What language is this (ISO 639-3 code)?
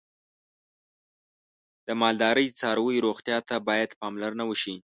pus